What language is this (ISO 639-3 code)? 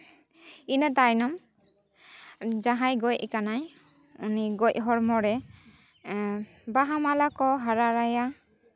sat